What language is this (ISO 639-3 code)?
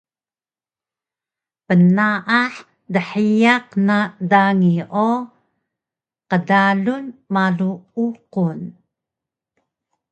trv